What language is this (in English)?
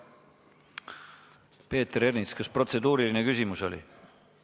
Estonian